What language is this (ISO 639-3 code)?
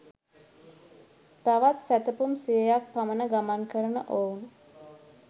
sin